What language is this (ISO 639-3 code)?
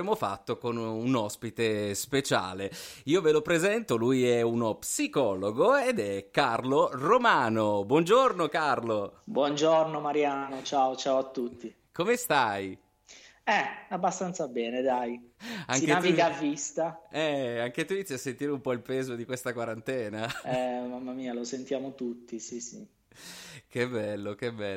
ita